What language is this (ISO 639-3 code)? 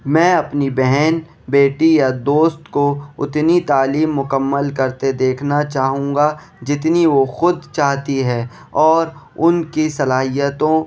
urd